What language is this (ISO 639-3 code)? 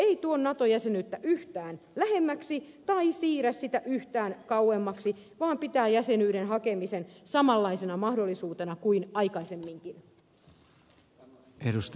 fin